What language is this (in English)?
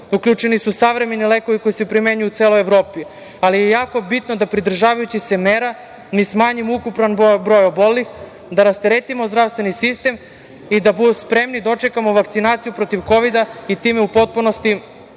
Serbian